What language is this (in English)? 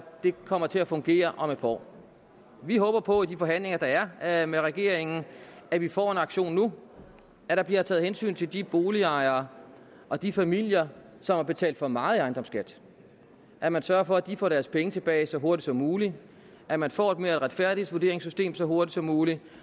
Danish